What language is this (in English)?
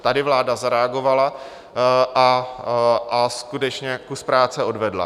Czech